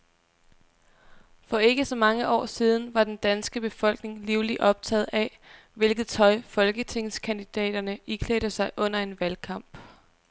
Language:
Danish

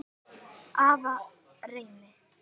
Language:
Icelandic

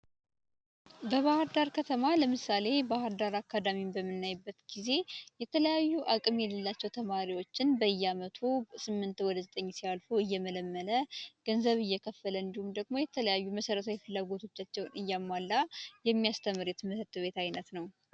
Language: Amharic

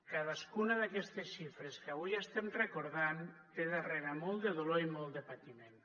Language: Catalan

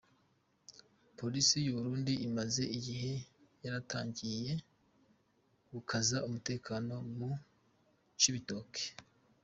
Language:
Kinyarwanda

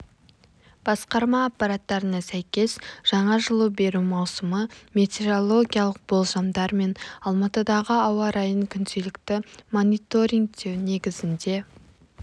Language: Kazakh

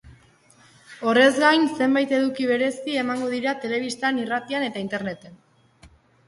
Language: Basque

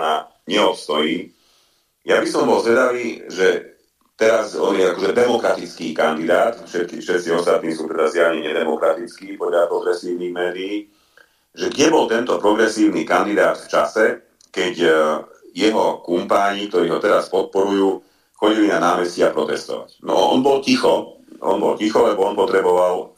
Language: Slovak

